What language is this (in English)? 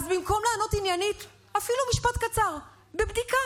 Hebrew